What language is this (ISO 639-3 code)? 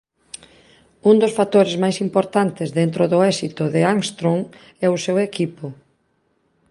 glg